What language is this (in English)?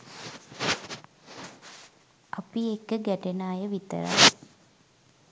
Sinhala